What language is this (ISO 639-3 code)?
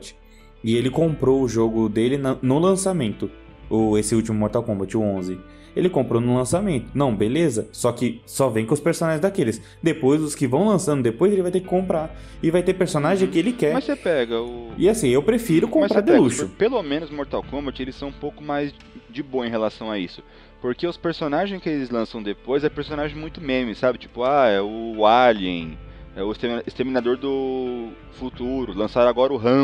por